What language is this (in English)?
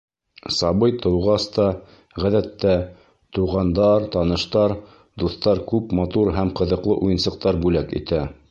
Bashkir